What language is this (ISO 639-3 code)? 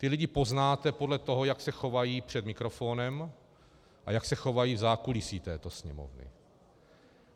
ces